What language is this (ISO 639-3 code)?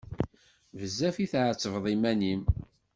kab